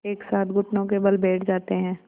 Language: Hindi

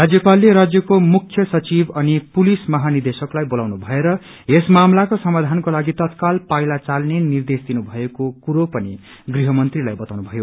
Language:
Nepali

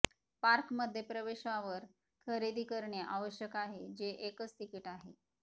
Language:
Marathi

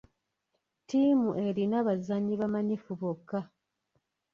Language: Ganda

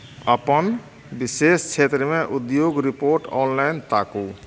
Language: Maithili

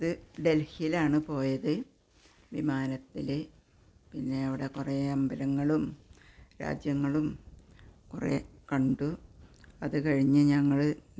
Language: Malayalam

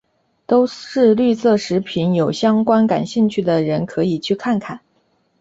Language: Chinese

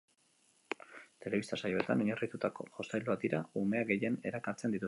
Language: Basque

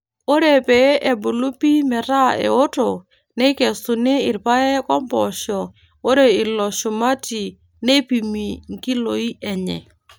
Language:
Masai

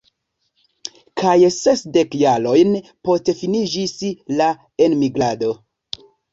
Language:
Esperanto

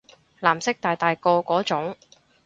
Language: Cantonese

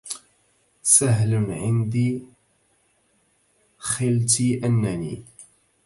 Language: Arabic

